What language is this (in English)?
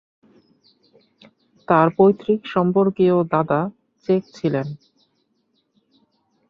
Bangla